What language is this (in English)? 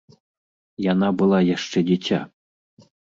Belarusian